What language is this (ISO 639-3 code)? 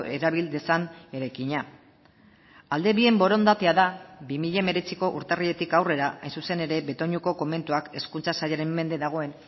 eus